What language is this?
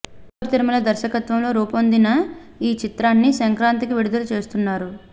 Telugu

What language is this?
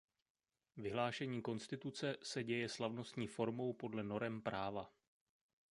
Czech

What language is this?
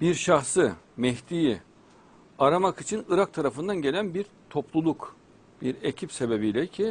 Turkish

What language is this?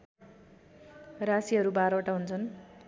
Nepali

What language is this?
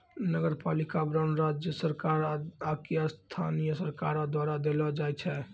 Maithili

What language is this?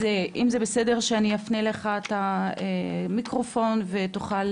Hebrew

